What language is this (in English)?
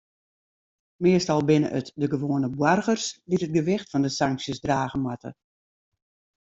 Western Frisian